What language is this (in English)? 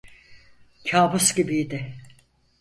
Turkish